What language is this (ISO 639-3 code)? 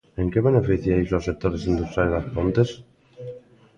glg